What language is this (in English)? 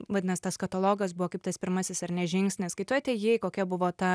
Lithuanian